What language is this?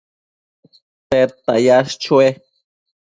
Matsés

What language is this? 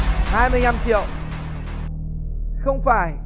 Vietnamese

